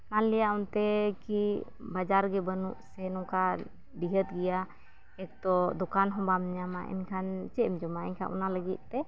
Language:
Santali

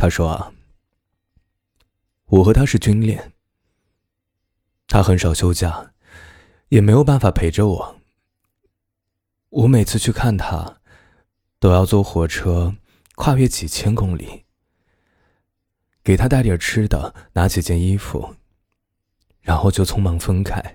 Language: Chinese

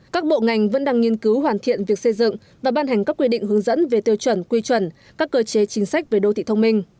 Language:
Vietnamese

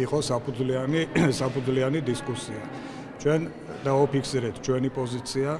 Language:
Turkish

